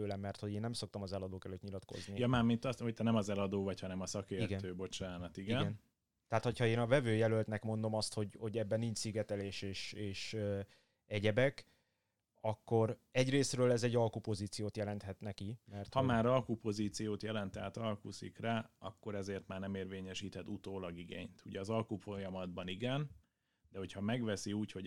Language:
Hungarian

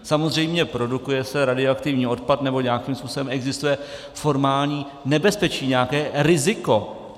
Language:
Czech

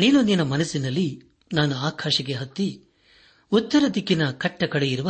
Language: Kannada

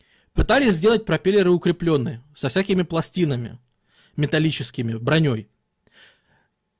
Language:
Russian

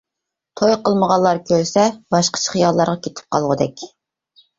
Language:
Uyghur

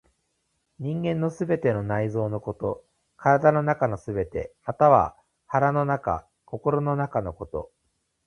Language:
Japanese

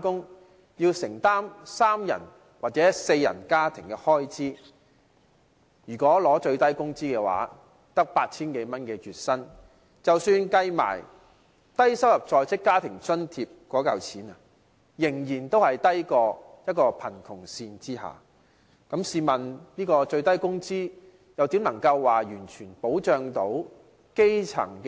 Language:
Cantonese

